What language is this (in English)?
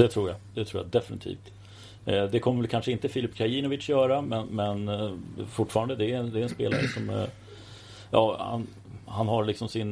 Swedish